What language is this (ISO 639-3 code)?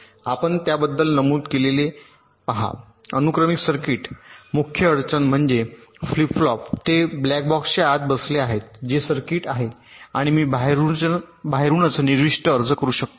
mar